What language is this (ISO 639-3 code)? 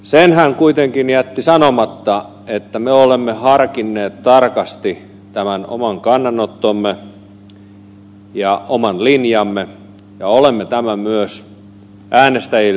fin